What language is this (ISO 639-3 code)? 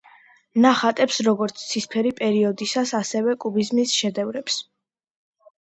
kat